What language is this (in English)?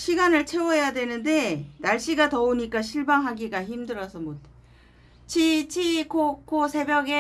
Korean